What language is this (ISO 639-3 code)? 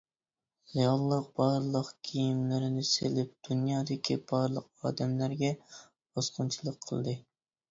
uig